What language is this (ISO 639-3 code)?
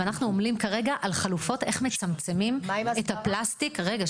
heb